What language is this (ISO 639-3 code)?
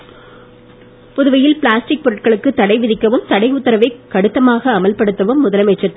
tam